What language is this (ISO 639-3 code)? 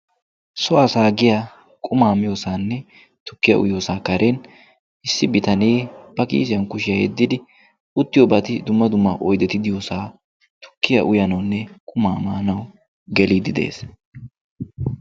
wal